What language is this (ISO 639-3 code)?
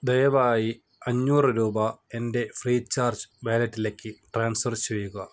mal